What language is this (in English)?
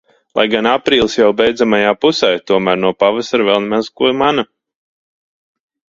Latvian